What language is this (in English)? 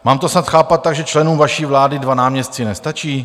Czech